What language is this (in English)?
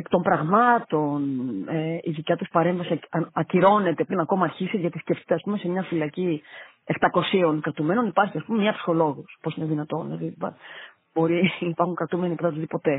Greek